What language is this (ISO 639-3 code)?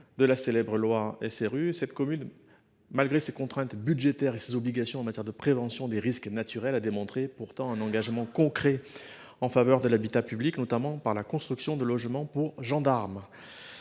fra